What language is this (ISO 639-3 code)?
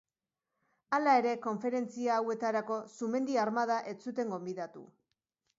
eus